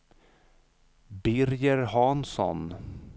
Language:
Swedish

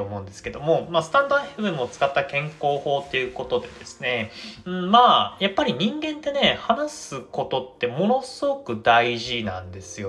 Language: Japanese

